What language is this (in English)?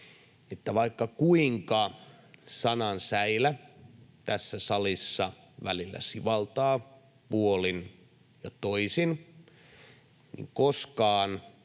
Finnish